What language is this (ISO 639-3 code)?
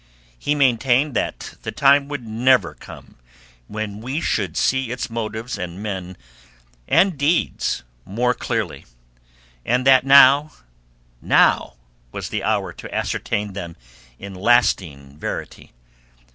eng